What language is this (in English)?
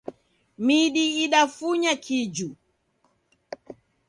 Taita